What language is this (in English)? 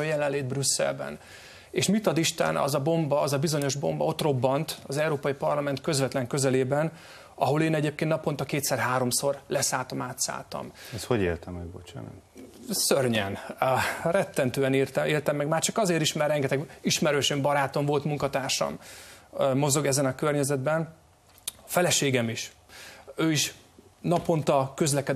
Hungarian